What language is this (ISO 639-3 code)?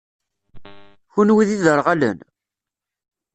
kab